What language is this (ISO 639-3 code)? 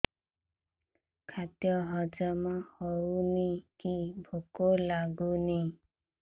ori